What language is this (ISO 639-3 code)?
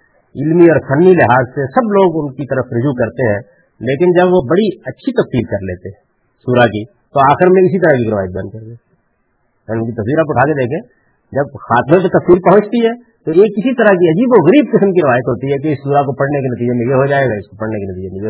urd